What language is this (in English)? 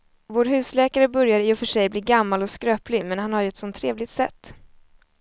Swedish